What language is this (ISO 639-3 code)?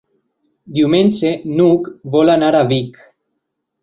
cat